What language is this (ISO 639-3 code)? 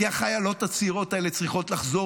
heb